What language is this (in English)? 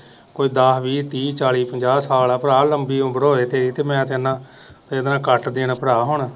Punjabi